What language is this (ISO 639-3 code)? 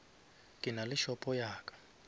nso